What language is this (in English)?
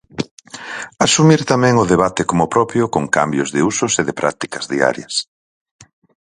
Galician